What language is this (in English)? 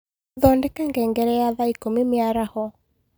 Kikuyu